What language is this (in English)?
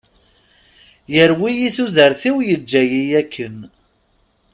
Kabyle